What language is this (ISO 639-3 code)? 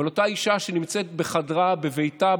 heb